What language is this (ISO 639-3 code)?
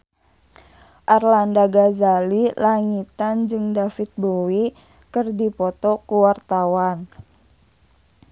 sun